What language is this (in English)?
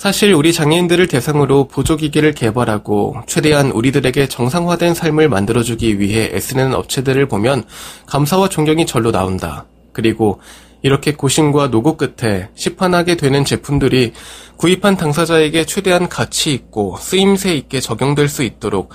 Korean